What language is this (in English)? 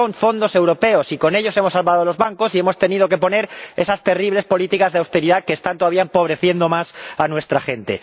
Spanish